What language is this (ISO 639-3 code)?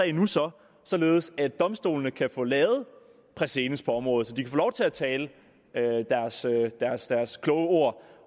dan